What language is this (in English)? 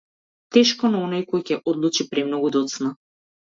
Macedonian